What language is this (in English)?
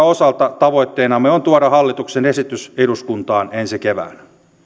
Finnish